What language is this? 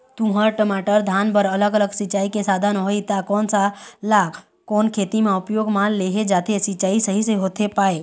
Chhattisgarhi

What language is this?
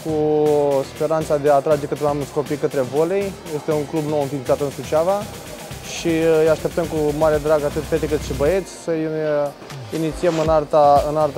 Romanian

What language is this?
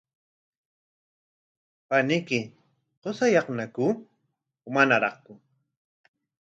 Corongo Ancash Quechua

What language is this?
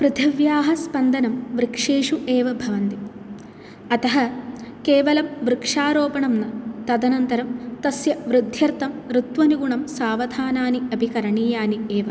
Sanskrit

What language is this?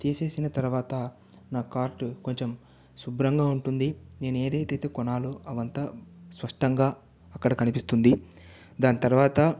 Telugu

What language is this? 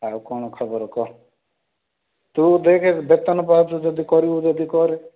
Odia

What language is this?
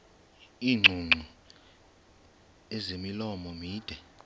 Xhosa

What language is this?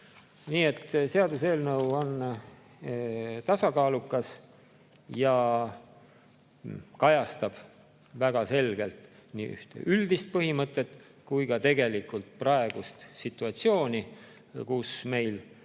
Estonian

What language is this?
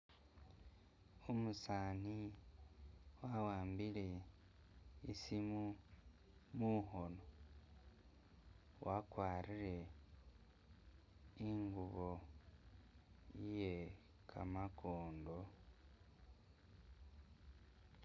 Masaaba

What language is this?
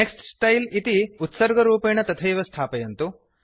Sanskrit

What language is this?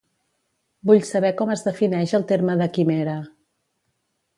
Catalan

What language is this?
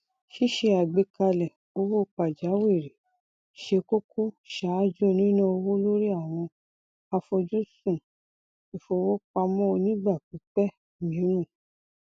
Yoruba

